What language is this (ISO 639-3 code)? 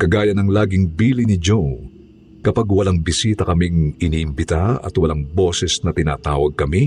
fil